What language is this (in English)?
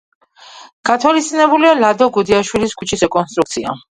Georgian